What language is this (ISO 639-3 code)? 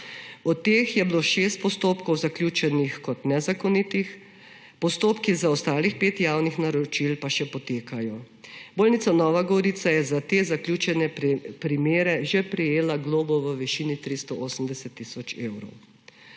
slv